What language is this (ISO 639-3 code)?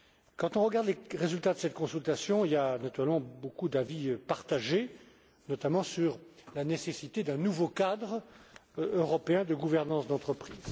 fra